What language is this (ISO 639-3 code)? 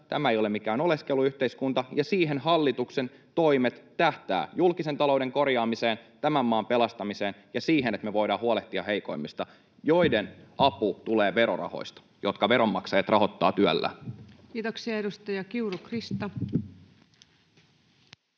fin